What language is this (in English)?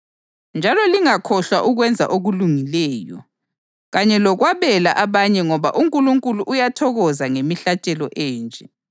North Ndebele